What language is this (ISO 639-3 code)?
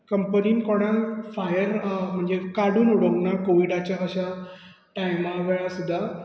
kok